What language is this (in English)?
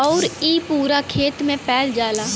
Bhojpuri